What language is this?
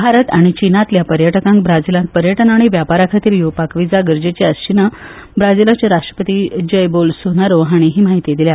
Konkani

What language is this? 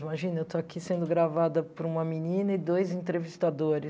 Portuguese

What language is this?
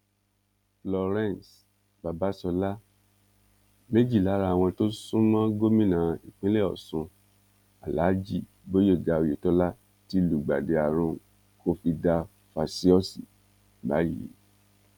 Yoruba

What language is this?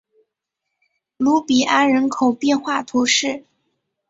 Chinese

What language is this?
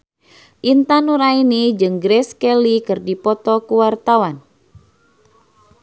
Sundanese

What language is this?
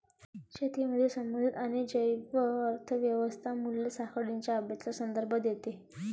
Marathi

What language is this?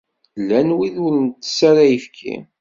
Kabyle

